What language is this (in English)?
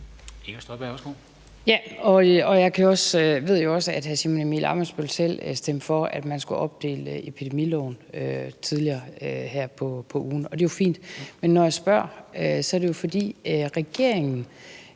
Danish